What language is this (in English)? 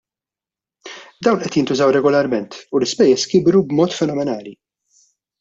Maltese